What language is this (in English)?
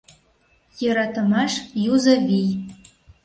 Mari